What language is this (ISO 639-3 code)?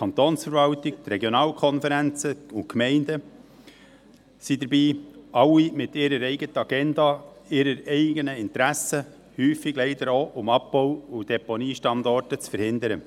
gsw